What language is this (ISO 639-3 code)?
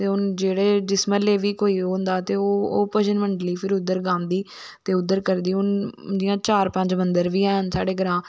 doi